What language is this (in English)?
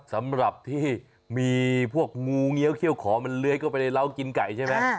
Thai